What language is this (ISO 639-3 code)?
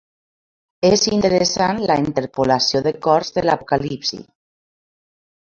cat